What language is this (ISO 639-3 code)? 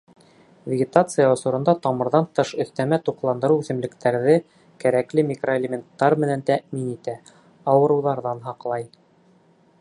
bak